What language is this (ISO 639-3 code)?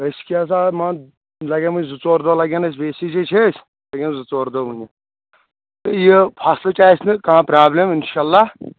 kas